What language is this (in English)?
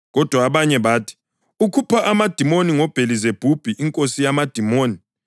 North Ndebele